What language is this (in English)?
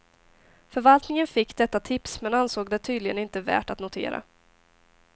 Swedish